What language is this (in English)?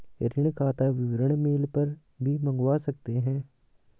Hindi